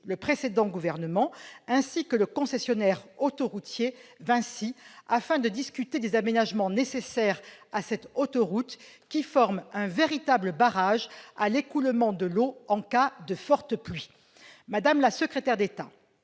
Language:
French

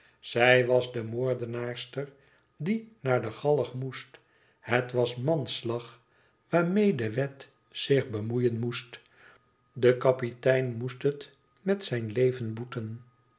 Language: Dutch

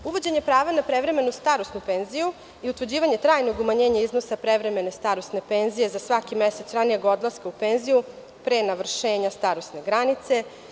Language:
Serbian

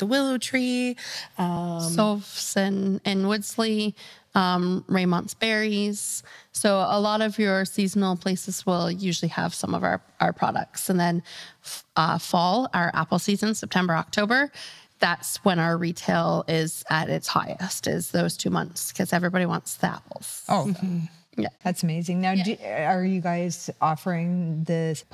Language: English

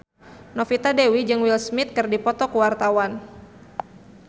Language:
Sundanese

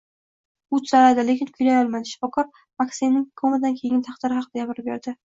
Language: Uzbek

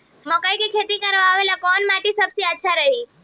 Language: Bhojpuri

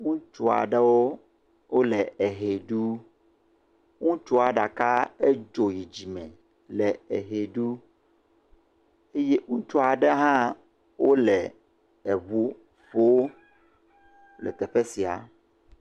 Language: Ewe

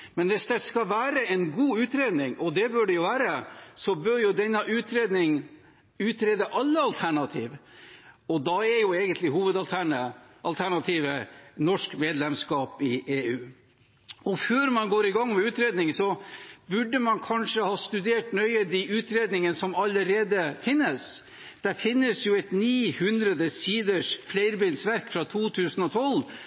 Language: Norwegian Bokmål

